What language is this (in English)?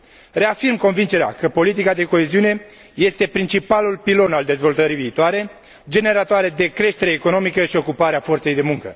Romanian